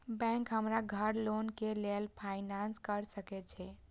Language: Maithili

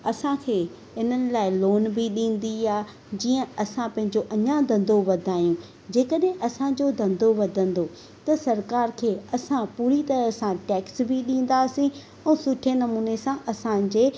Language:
Sindhi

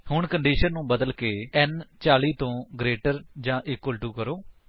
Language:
Punjabi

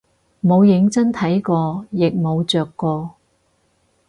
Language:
Cantonese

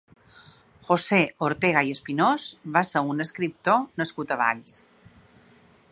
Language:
Catalan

